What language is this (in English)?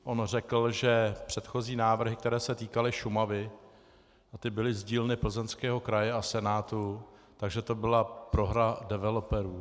Czech